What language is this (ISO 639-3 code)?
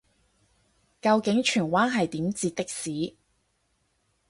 yue